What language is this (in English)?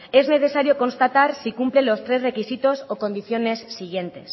Spanish